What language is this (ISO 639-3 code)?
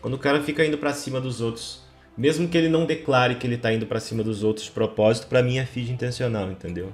por